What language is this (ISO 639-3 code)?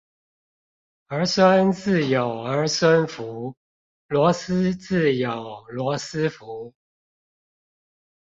zho